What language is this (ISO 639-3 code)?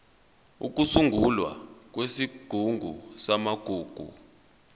zul